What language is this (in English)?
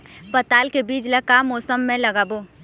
Chhattisgarhi